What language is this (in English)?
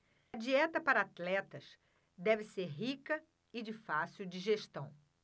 Portuguese